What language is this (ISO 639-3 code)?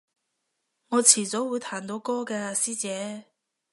yue